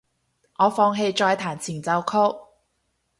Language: Cantonese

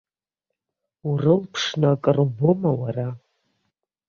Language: Abkhazian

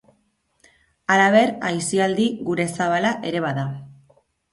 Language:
Basque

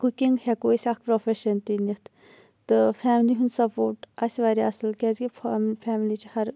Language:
Kashmiri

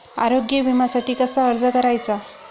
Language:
Marathi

